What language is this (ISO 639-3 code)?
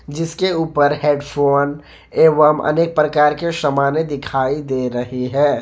hin